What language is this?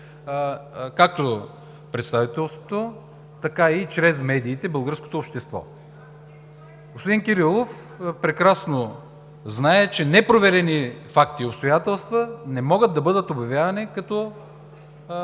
Bulgarian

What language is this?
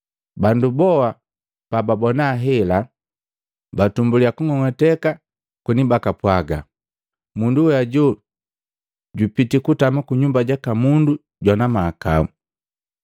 Matengo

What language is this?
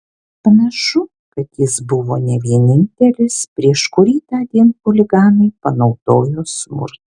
Lithuanian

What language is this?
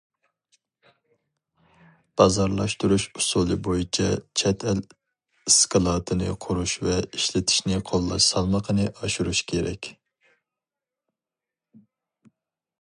Uyghur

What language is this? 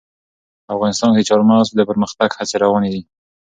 Pashto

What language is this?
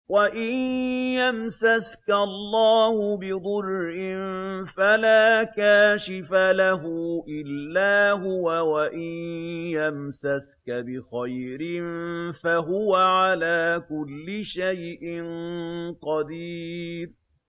Arabic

